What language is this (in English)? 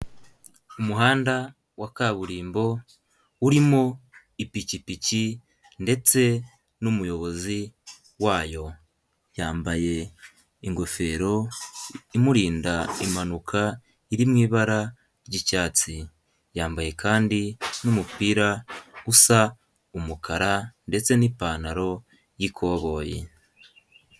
Kinyarwanda